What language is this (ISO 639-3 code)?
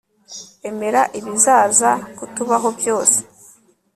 kin